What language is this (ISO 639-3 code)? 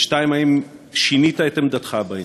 heb